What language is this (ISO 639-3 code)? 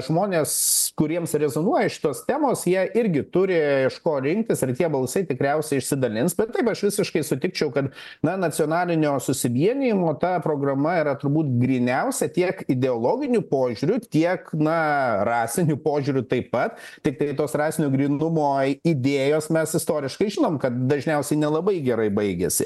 lit